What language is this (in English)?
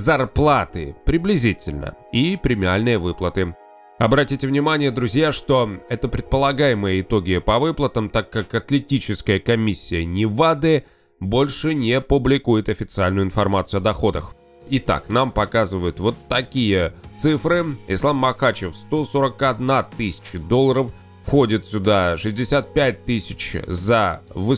Russian